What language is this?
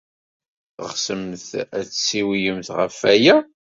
Kabyle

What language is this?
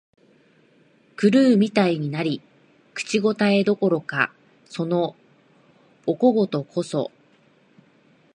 Japanese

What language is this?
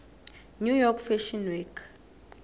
South Ndebele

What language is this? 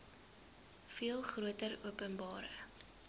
Afrikaans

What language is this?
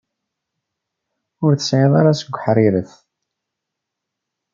Kabyle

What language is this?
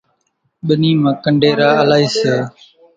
Kachi Koli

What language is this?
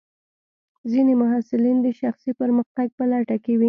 Pashto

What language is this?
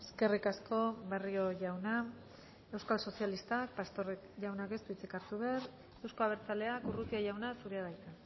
Basque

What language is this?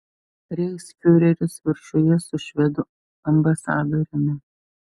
Lithuanian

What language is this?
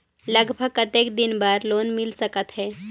Chhattisgarhi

